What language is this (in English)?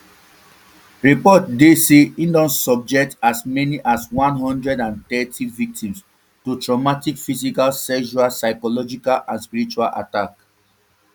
Nigerian Pidgin